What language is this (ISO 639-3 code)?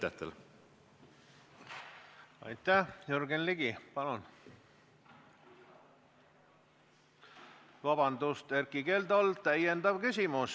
est